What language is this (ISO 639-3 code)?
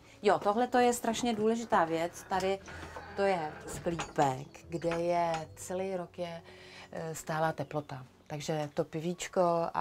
ces